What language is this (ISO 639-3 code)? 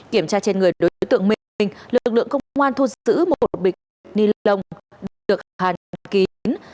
vie